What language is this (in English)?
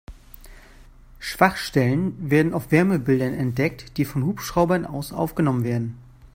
German